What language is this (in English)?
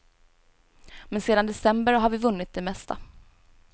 Swedish